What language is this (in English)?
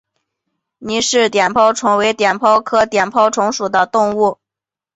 Chinese